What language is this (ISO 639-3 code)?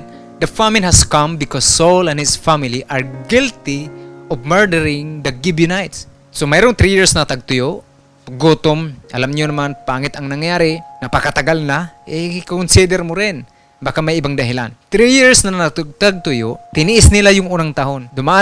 fil